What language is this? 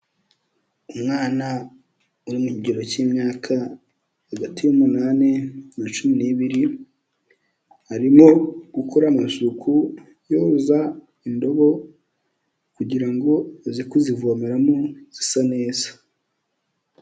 Kinyarwanda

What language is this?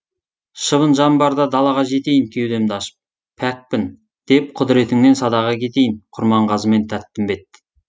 Kazakh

